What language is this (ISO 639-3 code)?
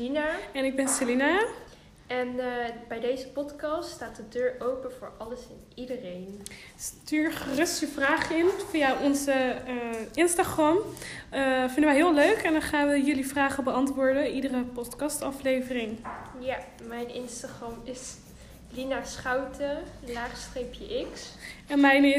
nld